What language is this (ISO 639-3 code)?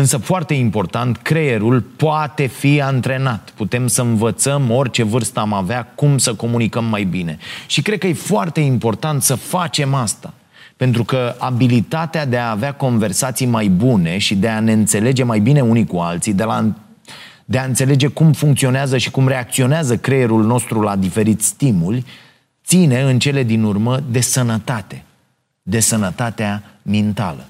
ron